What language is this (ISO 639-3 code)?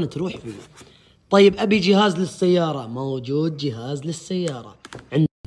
ara